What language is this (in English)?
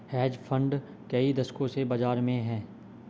Hindi